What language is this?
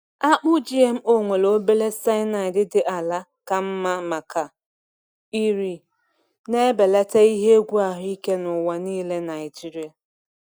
Igbo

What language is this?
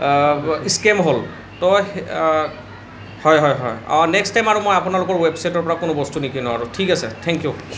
Assamese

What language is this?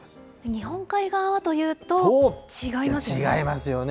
Japanese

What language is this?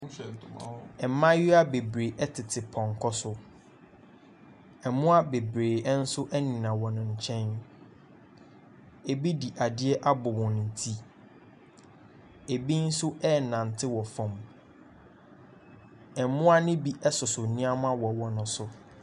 Akan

